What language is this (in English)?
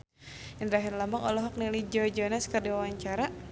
Sundanese